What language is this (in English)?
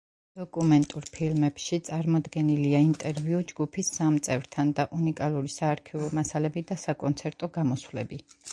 Georgian